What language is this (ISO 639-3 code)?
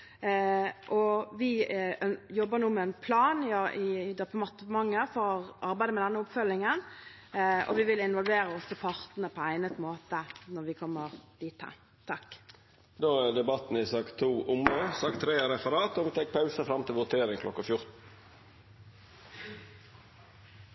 nor